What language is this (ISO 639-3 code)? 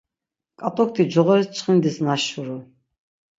lzz